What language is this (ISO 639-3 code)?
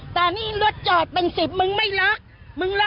tha